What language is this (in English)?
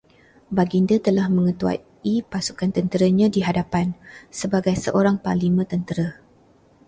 Malay